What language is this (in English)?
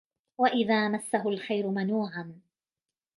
Arabic